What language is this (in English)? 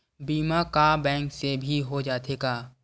Chhattisgarhi